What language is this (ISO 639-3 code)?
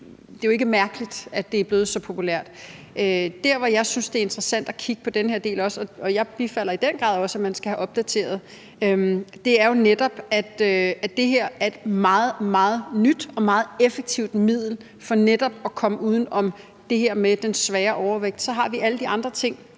dan